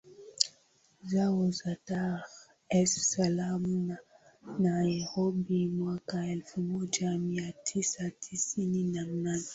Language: Swahili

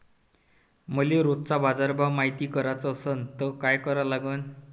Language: Marathi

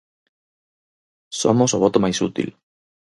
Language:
Galician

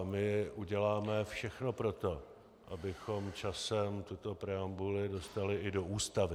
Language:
Czech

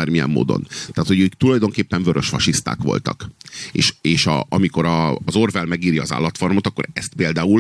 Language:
Hungarian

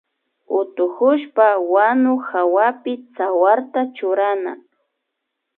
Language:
Imbabura Highland Quichua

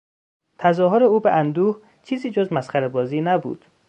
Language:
Persian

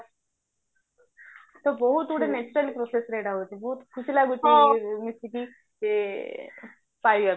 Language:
Odia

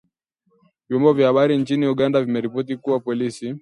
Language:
Swahili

